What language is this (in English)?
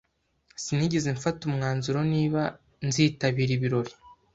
Kinyarwanda